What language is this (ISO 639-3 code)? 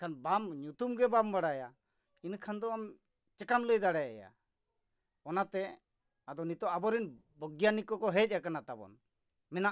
sat